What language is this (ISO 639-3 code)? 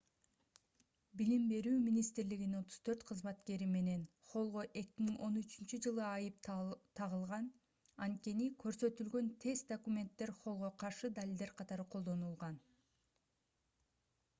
kir